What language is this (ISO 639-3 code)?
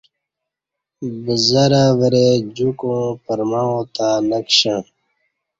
bsh